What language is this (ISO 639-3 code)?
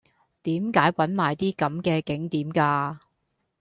yue